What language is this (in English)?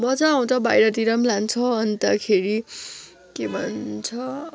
Nepali